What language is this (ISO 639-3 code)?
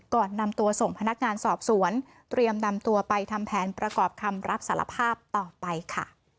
tha